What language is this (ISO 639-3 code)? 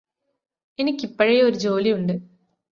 mal